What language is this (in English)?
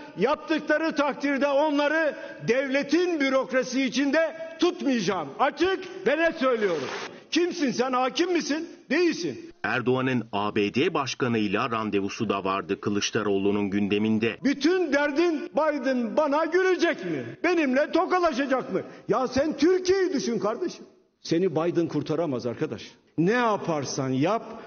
Turkish